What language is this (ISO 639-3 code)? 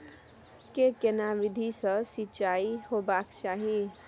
mai